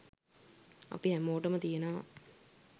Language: Sinhala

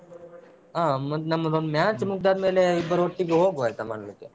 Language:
Kannada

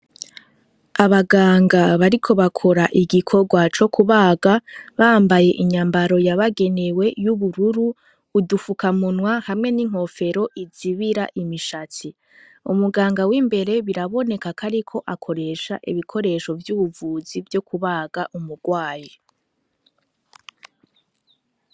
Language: Rundi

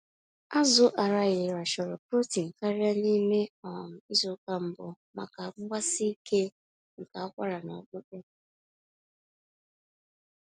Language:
Igbo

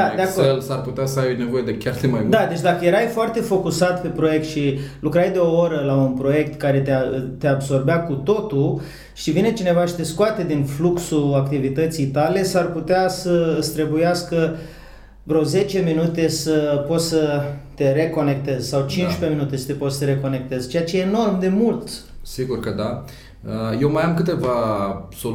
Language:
Romanian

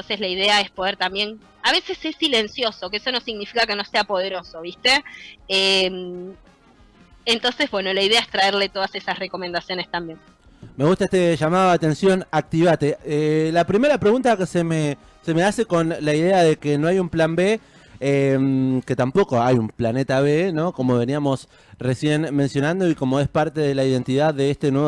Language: Spanish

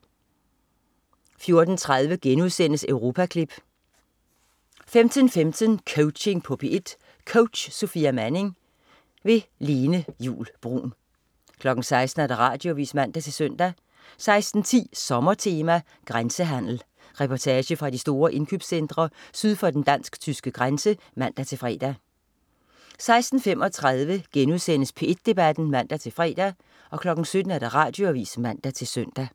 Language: Danish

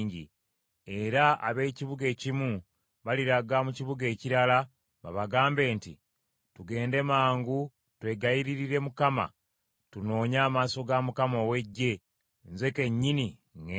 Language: Ganda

